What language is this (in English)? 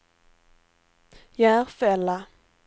Swedish